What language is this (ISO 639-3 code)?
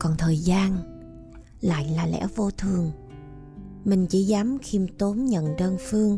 vie